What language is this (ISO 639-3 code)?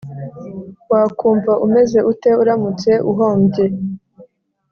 kin